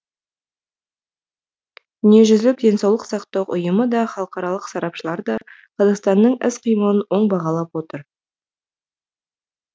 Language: Kazakh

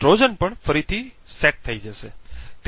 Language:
Gujarati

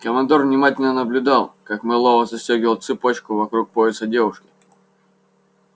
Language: Russian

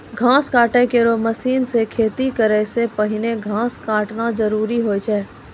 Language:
Maithili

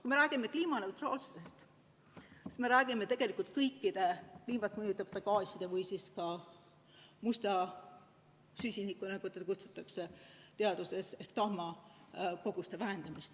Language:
Estonian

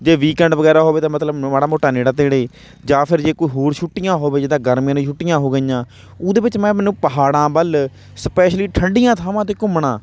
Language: Punjabi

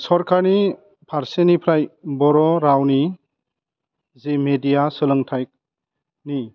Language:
Bodo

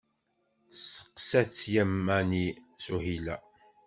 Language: Kabyle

